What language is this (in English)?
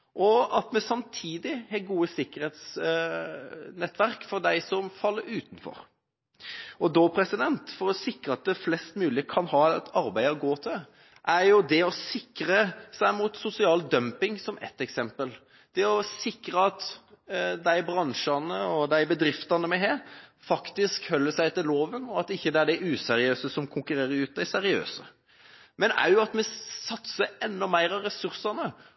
Norwegian Bokmål